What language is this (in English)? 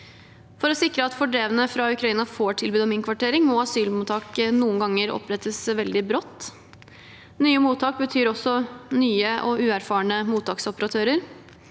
Norwegian